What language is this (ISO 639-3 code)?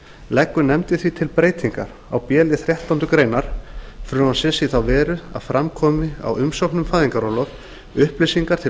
isl